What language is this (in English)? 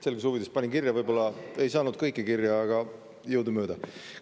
Estonian